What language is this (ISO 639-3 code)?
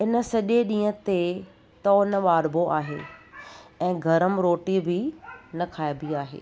snd